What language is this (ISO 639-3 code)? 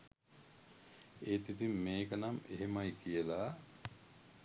sin